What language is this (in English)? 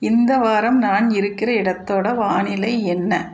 Tamil